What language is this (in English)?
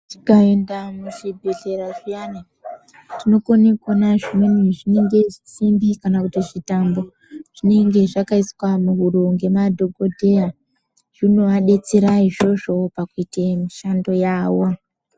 Ndau